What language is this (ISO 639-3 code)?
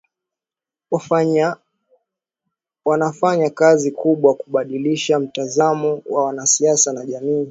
swa